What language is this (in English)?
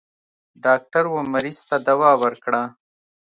Pashto